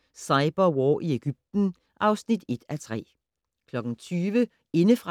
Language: Danish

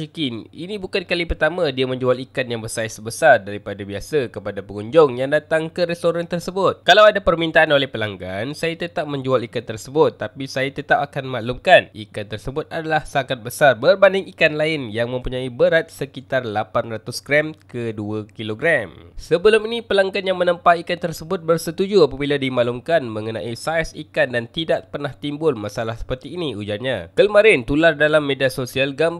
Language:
Malay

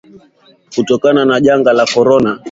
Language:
Swahili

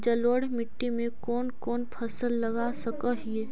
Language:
Magahi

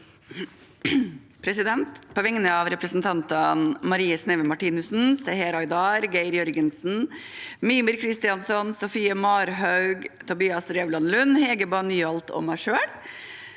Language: Norwegian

